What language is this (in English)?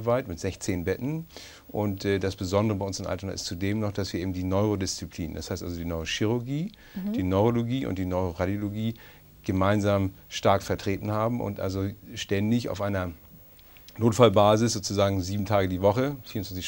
German